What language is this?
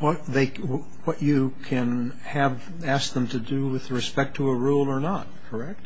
English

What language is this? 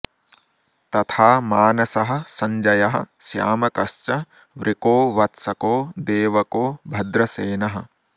Sanskrit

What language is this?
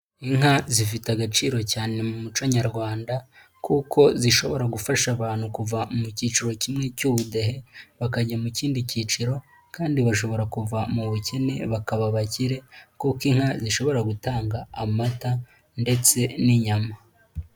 Kinyarwanda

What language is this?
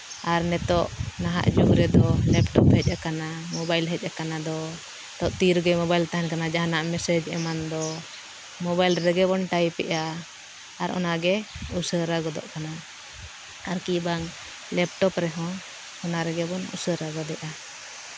Santali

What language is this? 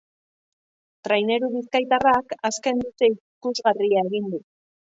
Basque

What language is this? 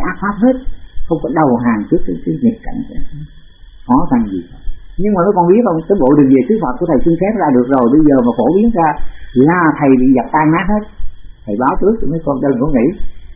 Vietnamese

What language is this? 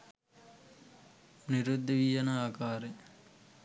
Sinhala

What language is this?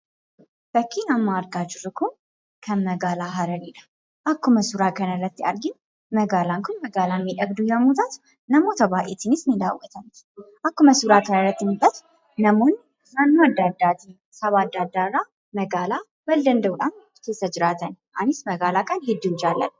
Oromo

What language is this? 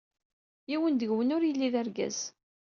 Kabyle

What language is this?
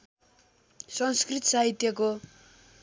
Nepali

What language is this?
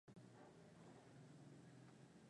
Swahili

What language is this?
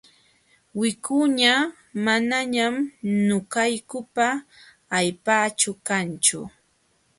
Jauja Wanca Quechua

